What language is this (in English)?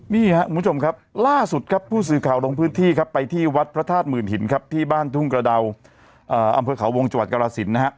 Thai